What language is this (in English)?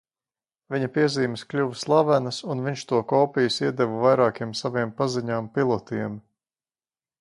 Latvian